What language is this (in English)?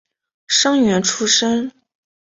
Chinese